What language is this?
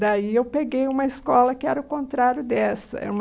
Portuguese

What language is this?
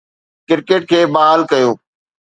Sindhi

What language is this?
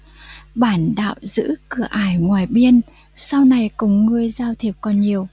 Vietnamese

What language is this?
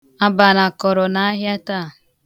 Igbo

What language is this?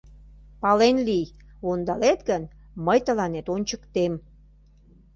Mari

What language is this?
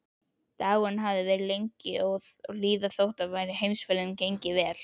Icelandic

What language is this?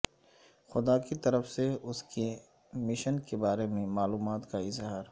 Urdu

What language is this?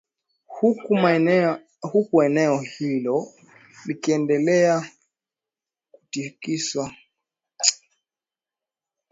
Swahili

